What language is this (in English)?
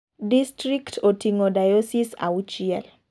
Luo (Kenya and Tanzania)